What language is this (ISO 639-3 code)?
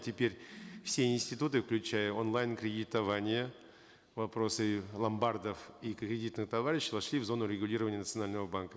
kaz